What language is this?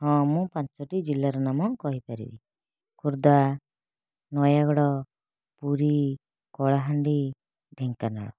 Odia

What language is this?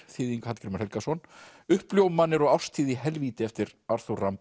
Icelandic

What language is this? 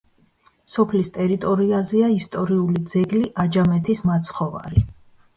Georgian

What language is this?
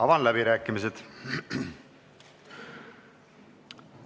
Estonian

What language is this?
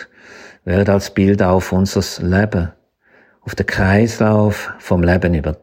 German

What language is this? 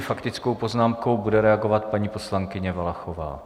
Czech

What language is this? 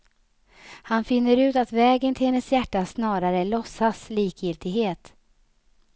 Swedish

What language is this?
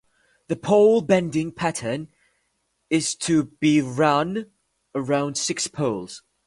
English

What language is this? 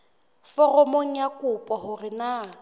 Southern Sotho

